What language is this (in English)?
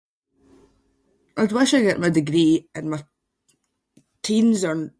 Scots